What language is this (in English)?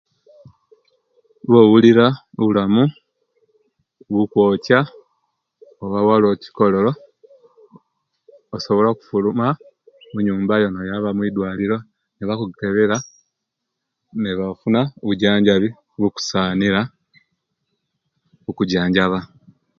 Kenyi